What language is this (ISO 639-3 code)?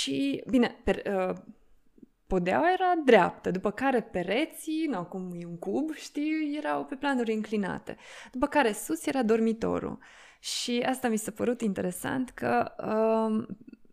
ron